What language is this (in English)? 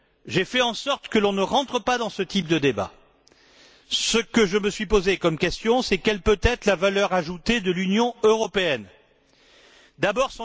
French